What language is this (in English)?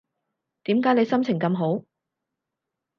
Cantonese